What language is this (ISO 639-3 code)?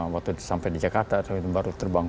ind